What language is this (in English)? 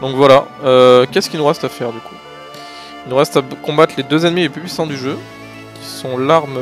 French